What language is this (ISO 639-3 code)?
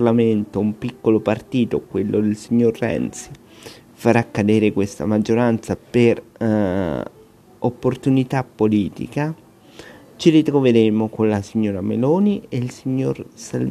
ita